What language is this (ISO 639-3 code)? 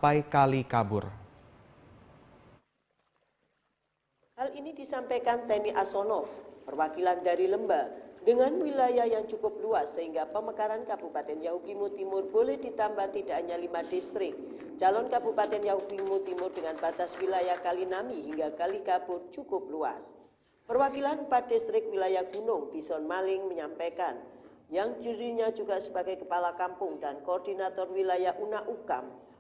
ind